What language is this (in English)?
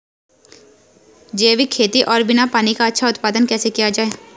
Hindi